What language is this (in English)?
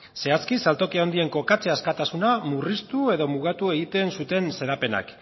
Basque